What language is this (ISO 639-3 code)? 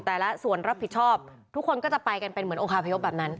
tha